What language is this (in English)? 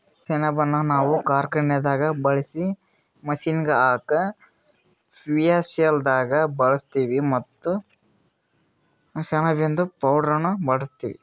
Kannada